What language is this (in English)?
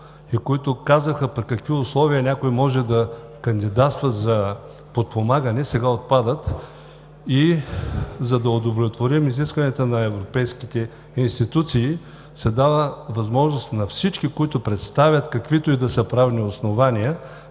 Bulgarian